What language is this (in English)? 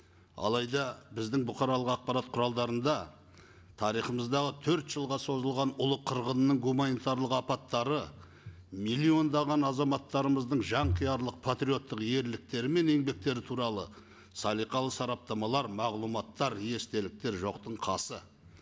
Kazakh